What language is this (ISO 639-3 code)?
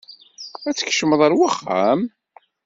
kab